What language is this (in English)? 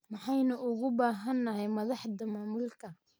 Somali